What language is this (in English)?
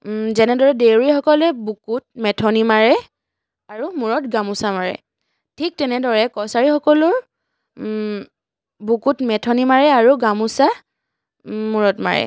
Assamese